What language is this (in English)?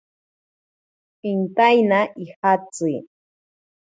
Ashéninka Perené